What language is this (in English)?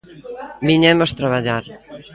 Galician